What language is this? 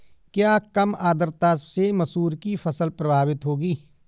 Hindi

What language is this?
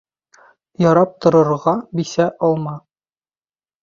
Bashkir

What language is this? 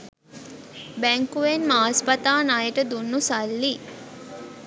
Sinhala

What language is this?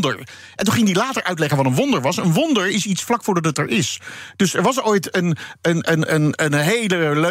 Dutch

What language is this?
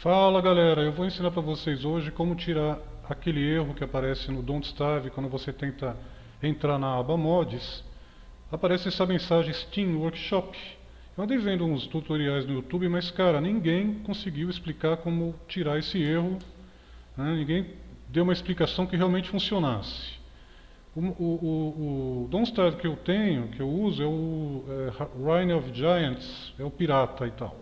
Portuguese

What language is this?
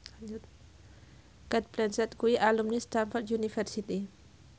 Javanese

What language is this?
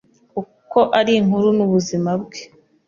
Kinyarwanda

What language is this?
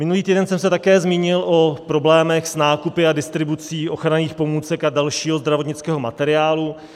Czech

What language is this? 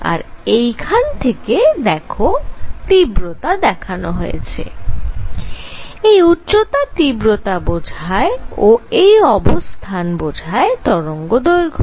Bangla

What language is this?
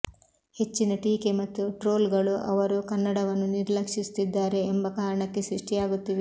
Kannada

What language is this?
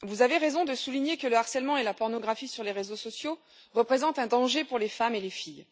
French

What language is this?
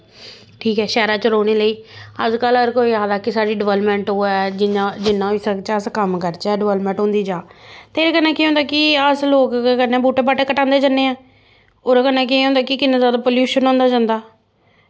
Dogri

